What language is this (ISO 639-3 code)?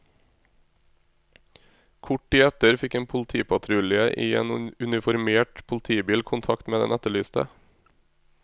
nor